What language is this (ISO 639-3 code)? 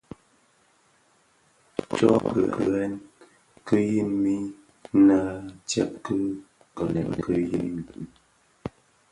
ksf